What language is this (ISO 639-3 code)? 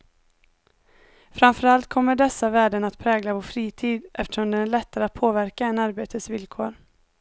swe